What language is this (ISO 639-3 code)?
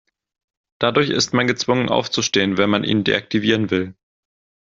deu